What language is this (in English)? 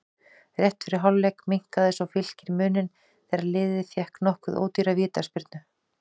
Icelandic